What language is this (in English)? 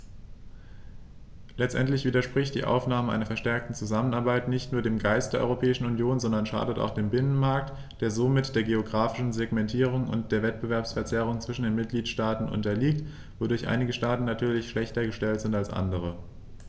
German